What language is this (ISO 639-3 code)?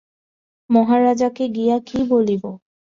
ben